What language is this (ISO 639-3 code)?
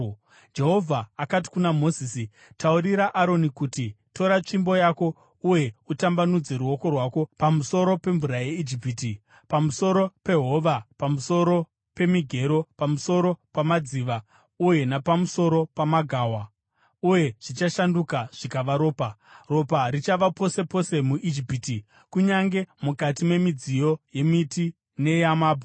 sna